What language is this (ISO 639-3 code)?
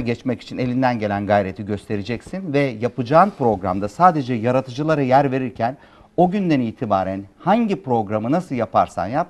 tur